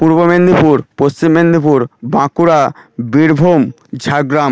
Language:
Bangla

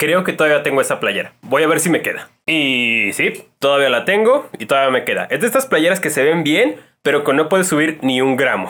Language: Spanish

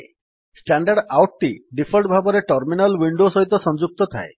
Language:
Odia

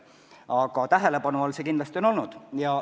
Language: Estonian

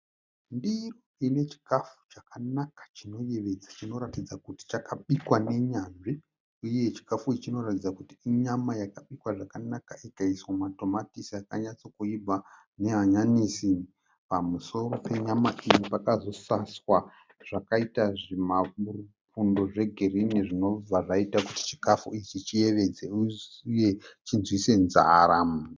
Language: Shona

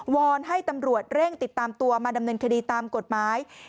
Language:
Thai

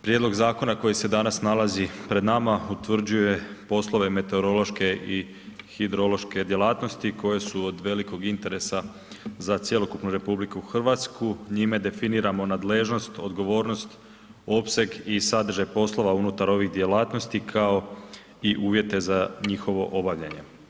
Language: Croatian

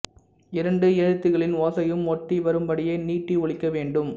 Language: Tamil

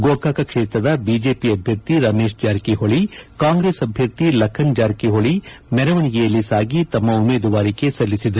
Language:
Kannada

